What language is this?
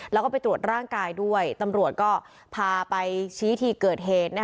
Thai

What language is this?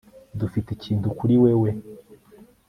Kinyarwanda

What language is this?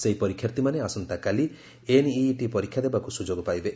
Odia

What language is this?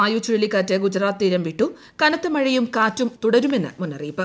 Malayalam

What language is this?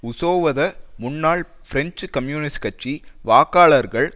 Tamil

